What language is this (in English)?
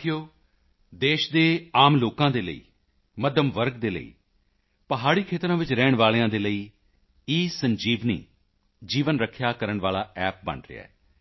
Punjabi